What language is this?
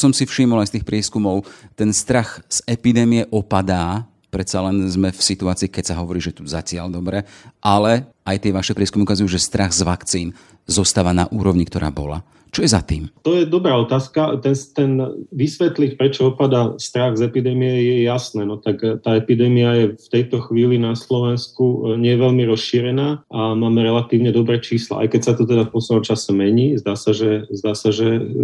Slovak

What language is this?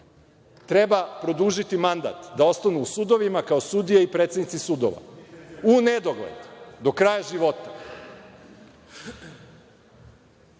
Serbian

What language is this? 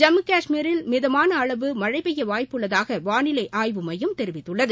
Tamil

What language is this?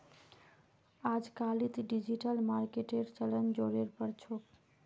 Magahi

